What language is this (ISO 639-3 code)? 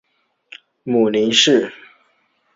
zho